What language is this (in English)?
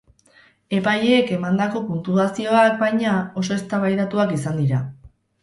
Basque